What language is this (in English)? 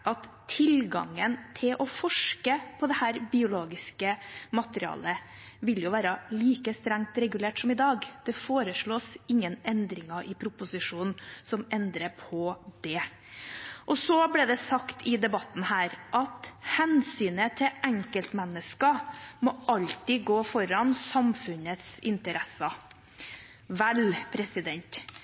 Norwegian Bokmål